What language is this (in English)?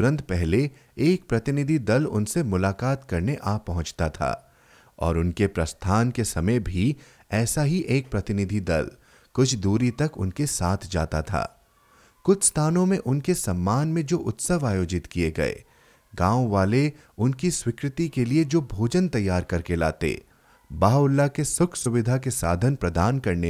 Hindi